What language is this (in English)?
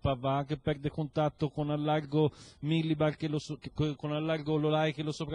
Italian